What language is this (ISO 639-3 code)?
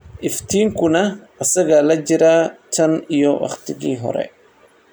som